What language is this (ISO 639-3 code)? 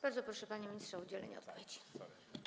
pol